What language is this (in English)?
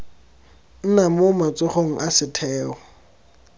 Tswana